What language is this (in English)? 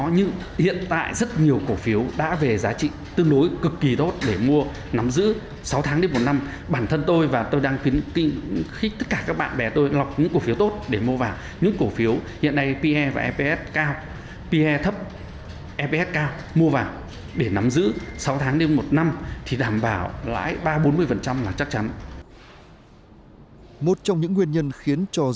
Vietnamese